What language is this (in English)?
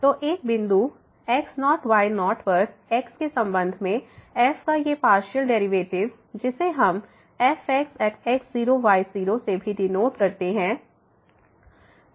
Hindi